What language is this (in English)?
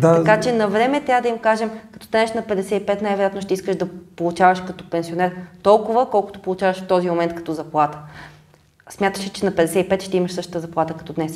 Bulgarian